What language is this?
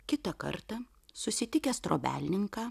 Lithuanian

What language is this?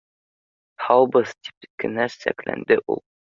Bashkir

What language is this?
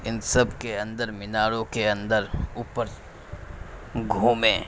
Urdu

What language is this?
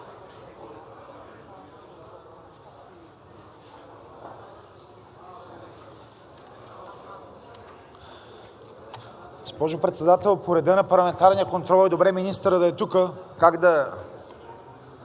Bulgarian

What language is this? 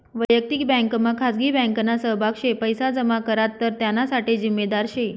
Marathi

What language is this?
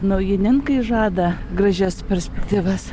Lithuanian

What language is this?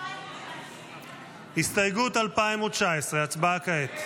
Hebrew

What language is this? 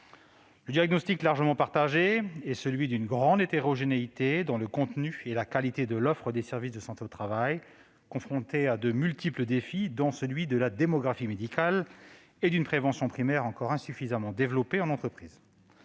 French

